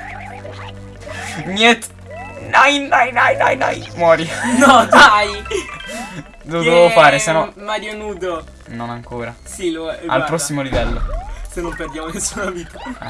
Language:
Italian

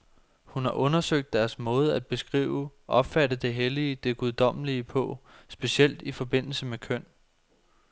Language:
Danish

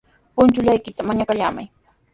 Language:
Sihuas Ancash Quechua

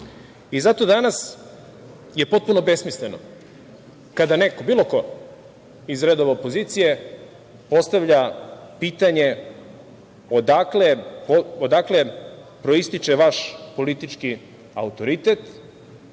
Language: Serbian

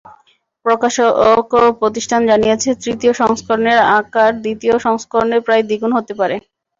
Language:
Bangla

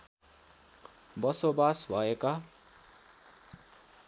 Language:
Nepali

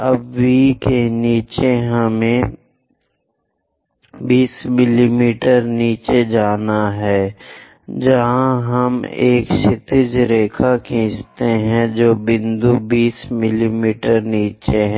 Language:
Hindi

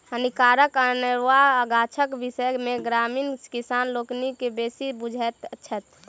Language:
Maithili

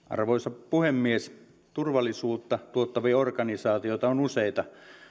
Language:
Finnish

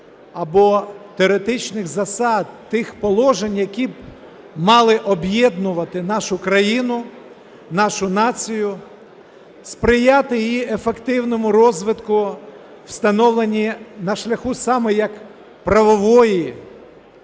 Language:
Ukrainian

